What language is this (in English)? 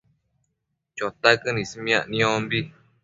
Matsés